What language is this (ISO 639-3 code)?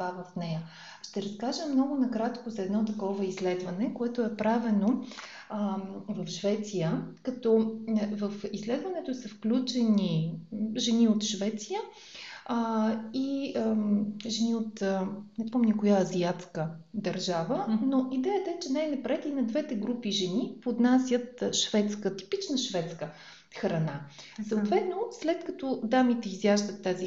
bul